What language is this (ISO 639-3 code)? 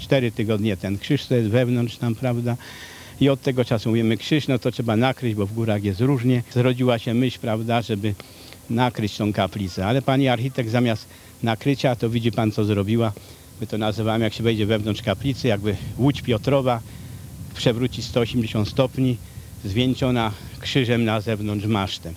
pol